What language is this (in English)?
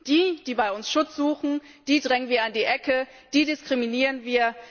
German